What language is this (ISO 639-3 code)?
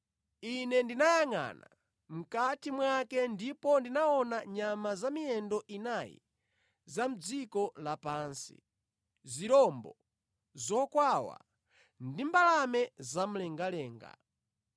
nya